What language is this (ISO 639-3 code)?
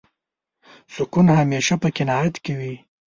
pus